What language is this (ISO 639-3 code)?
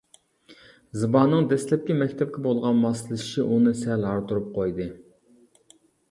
uig